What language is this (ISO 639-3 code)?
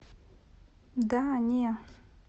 rus